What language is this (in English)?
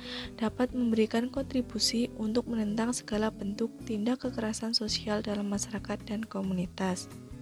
Indonesian